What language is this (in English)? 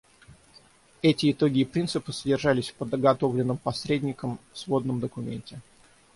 Russian